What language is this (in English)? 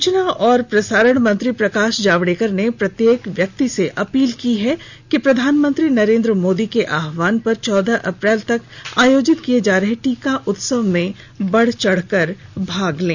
Hindi